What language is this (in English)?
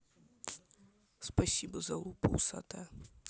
Russian